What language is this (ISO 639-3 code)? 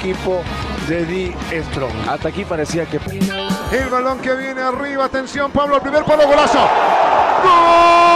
spa